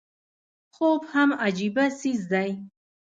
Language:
Pashto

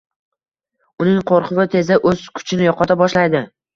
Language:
Uzbek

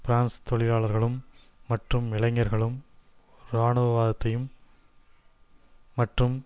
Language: Tamil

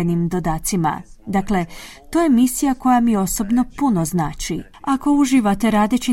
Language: Croatian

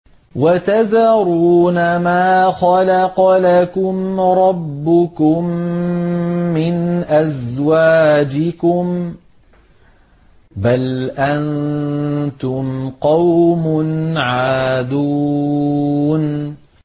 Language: Arabic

